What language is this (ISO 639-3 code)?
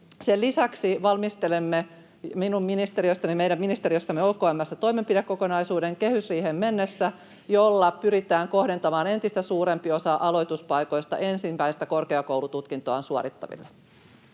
fin